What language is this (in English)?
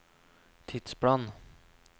Norwegian